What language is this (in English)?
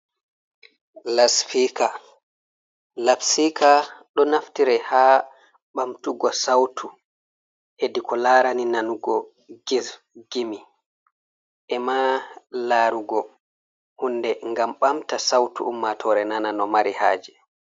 Fula